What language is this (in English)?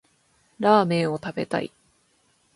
Japanese